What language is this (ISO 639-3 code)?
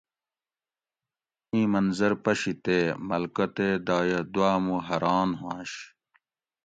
gwc